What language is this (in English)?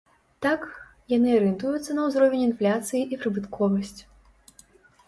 Belarusian